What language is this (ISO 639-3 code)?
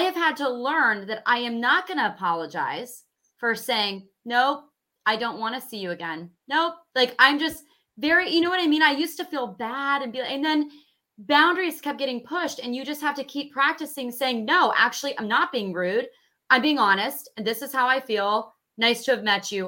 eng